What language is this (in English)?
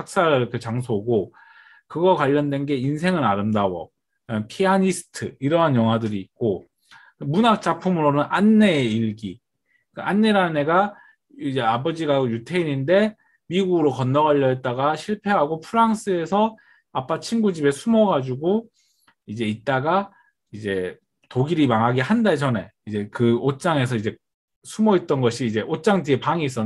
Korean